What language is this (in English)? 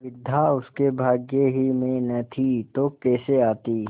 Hindi